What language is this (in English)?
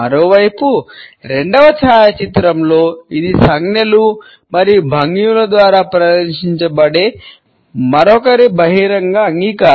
Telugu